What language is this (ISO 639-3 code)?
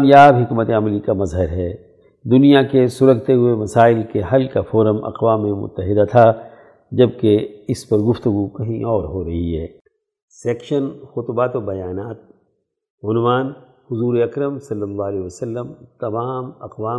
urd